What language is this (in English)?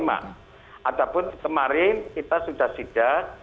Indonesian